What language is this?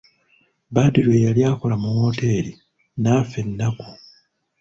Ganda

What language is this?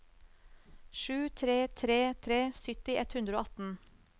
Norwegian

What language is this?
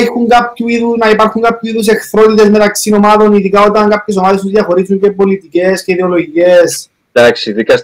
Greek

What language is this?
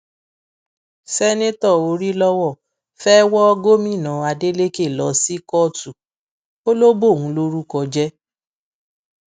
Yoruba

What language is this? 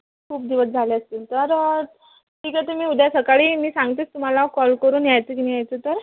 Marathi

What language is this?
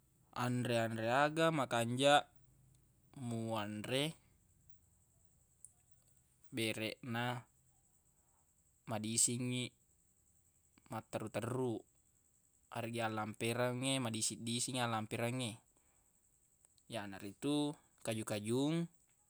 Buginese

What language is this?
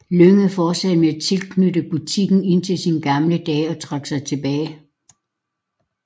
Danish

